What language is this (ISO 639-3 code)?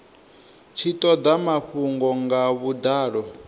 ven